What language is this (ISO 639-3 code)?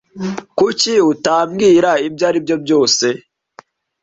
kin